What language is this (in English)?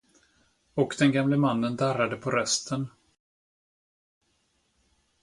Swedish